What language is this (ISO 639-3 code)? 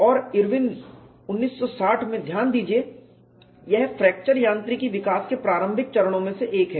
hin